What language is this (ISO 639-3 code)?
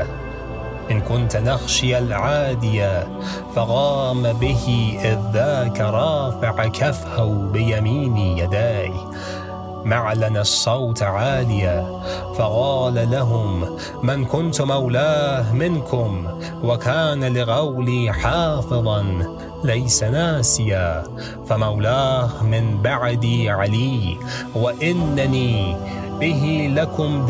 fas